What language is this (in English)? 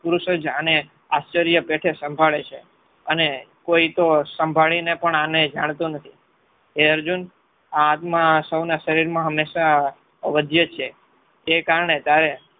Gujarati